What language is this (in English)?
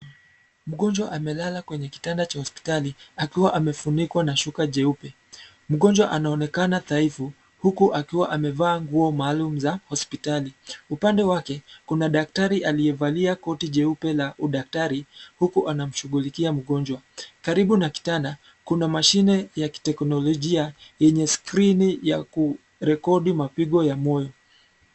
Swahili